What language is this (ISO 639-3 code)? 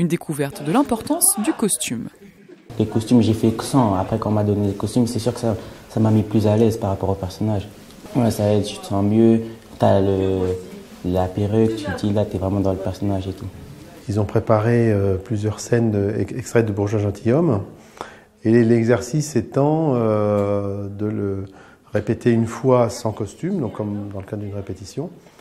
fra